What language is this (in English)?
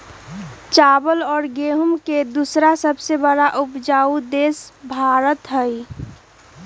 Magahi